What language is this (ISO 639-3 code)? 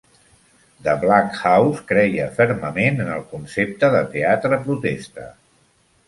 cat